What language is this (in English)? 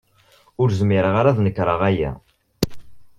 Kabyle